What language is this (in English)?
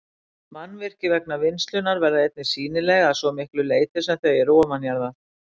Icelandic